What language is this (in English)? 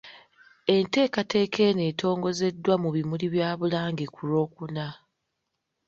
Ganda